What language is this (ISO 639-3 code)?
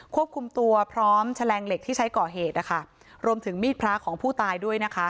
tha